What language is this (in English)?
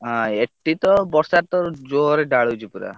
Odia